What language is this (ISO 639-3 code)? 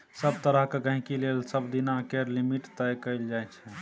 mai